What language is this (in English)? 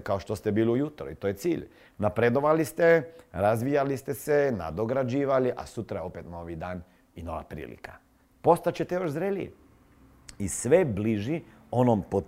Croatian